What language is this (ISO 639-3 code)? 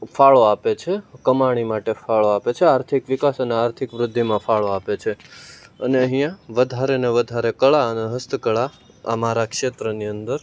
guj